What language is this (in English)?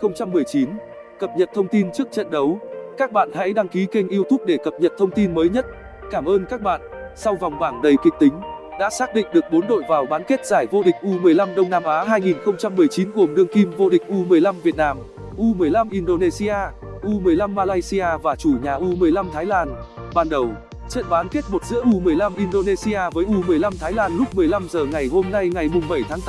Vietnamese